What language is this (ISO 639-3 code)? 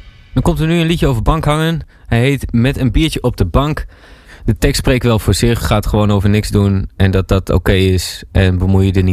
nld